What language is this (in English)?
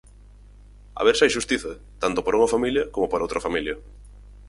Galician